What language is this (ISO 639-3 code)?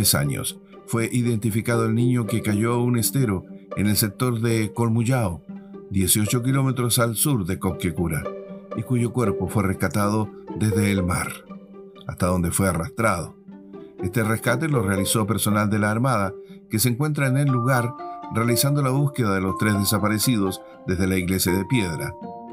spa